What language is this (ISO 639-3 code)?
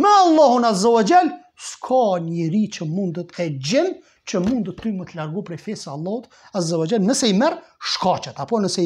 ron